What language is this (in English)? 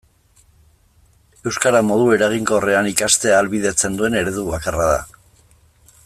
Basque